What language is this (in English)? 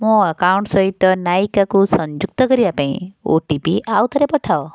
Odia